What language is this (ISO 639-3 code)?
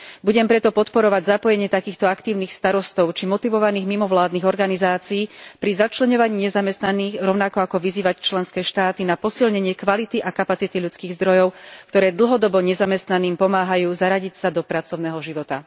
slk